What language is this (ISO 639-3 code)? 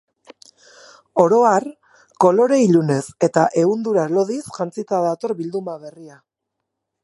eus